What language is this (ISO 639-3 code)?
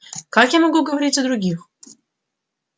rus